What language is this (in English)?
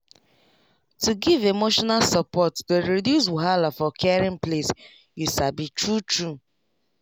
Nigerian Pidgin